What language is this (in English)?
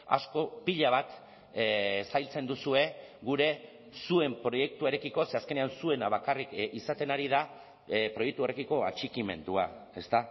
Basque